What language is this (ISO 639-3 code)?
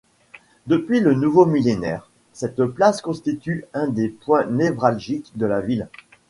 fra